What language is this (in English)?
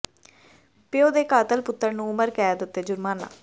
Punjabi